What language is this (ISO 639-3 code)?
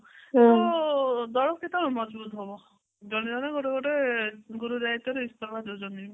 ori